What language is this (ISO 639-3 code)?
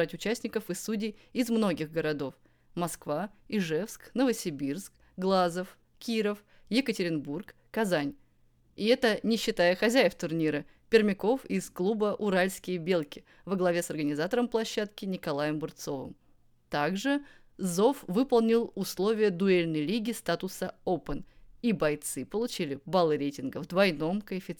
rus